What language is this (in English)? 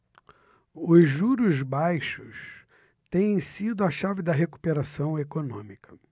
Portuguese